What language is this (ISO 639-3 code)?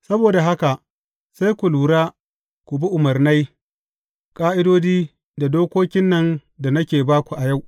hau